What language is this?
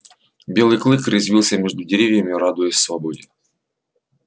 Russian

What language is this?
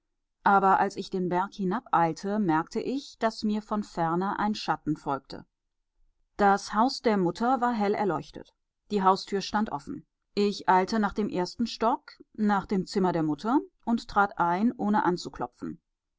German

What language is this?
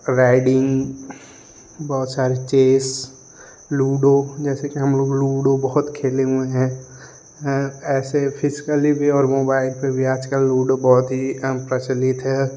Hindi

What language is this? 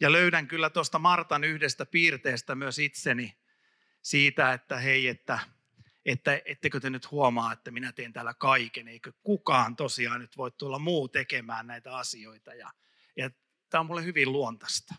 Finnish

